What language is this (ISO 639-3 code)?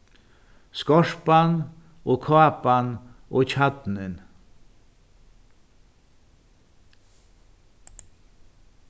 fao